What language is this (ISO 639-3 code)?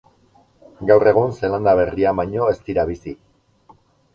eus